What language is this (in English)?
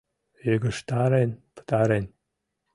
Mari